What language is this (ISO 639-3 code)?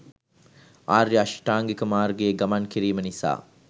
sin